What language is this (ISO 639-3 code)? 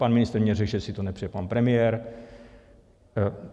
ces